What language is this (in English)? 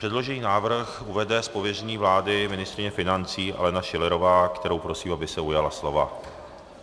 Czech